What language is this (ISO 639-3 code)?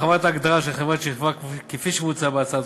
heb